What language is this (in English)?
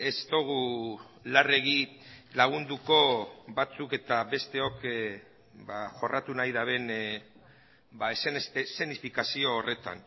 Basque